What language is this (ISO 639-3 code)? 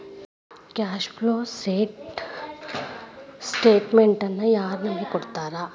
kan